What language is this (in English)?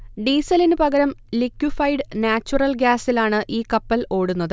Malayalam